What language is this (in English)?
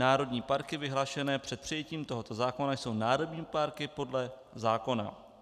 Czech